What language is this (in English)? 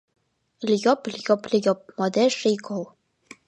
Mari